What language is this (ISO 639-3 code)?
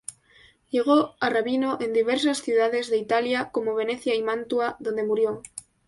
spa